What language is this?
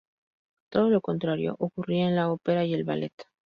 Spanish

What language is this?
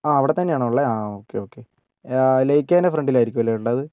Malayalam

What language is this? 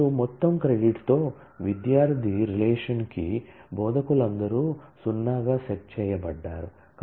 Telugu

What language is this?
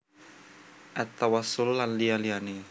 Javanese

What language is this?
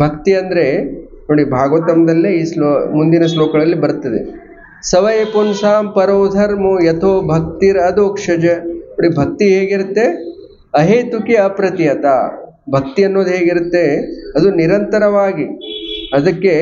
Kannada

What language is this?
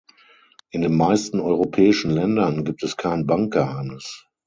German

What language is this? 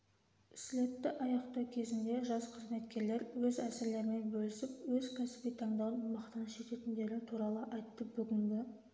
Kazakh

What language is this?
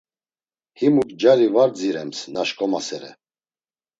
Laz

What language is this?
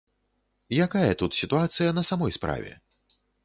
Belarusian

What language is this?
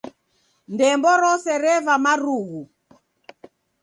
Taita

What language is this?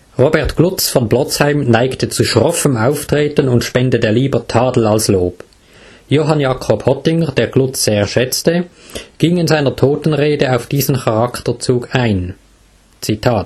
German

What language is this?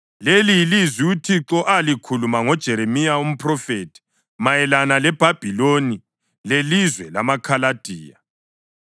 North Ndebele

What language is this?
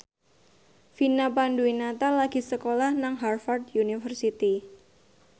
Javanese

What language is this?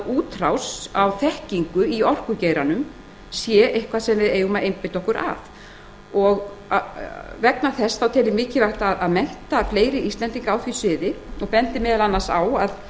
Icelandic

